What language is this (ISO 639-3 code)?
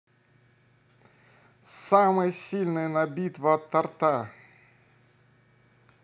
rus